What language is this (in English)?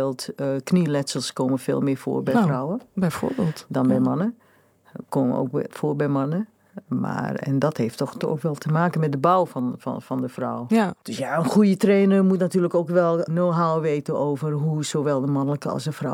Dutch